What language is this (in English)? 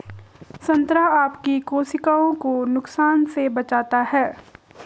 Hindi